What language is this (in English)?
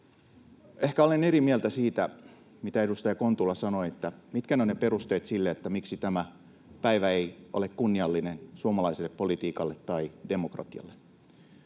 Finnish